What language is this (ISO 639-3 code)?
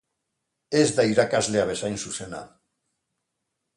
eus